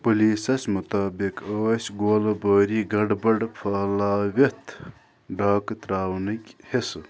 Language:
Kashmiri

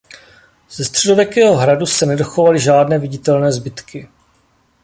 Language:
Czech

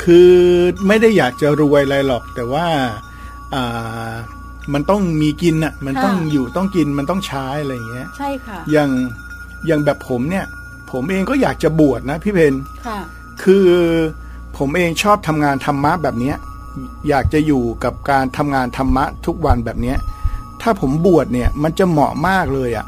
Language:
Thai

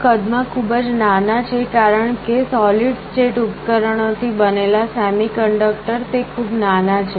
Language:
Gujarati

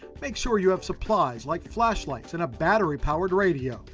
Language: English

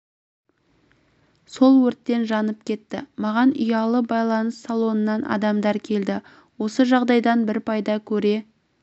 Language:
Kazakh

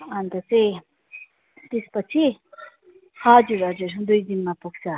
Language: Nepali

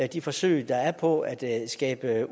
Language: Danish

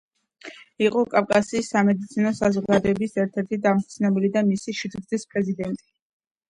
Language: Georgian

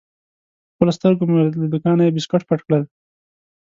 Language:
Pashto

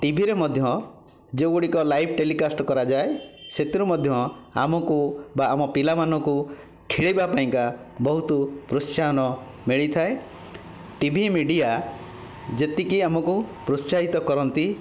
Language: Odia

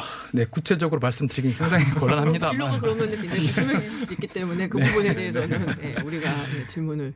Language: Korean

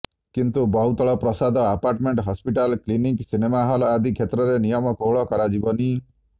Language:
Odia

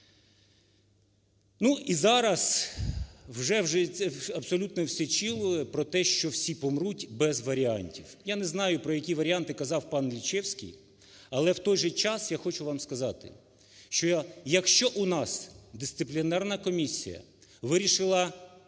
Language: Ukrainian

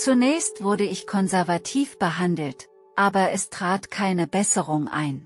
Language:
German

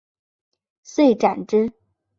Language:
Chinese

